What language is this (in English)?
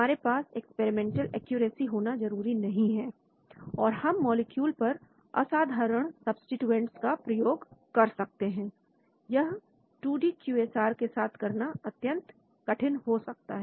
Hindi